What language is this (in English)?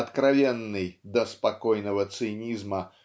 Russian